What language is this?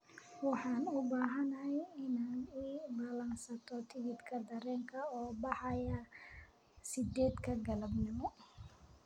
Somali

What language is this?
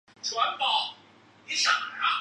Chinese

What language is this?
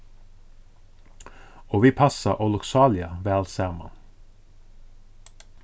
Faroese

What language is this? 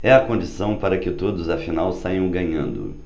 Portuguese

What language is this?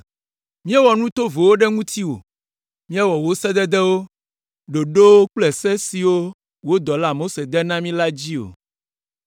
Ewe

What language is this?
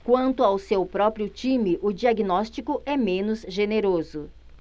Portuguese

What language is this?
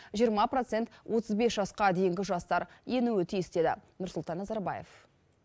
Kazakh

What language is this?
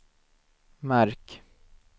Swedish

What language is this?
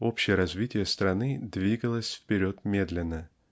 Russian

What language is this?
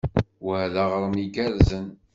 Kabyle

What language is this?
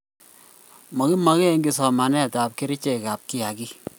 Kalenjin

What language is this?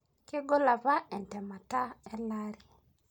Masai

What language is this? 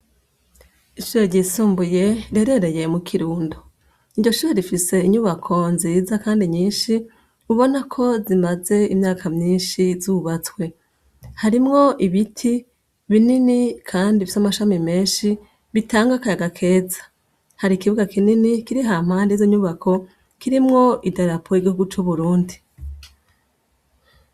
Rundi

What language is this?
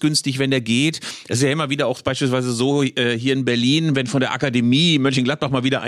German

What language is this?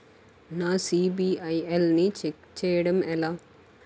Telugu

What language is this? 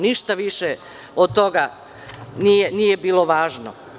Serbian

